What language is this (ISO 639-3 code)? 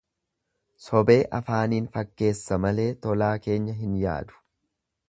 orm